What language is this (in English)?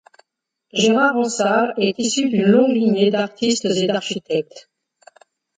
French